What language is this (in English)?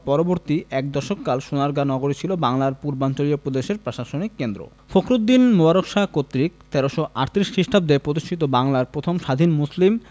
Bangla